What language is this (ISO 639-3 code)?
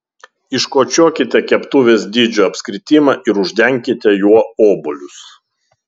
lit